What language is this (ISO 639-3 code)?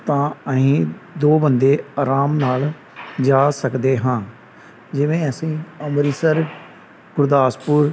pan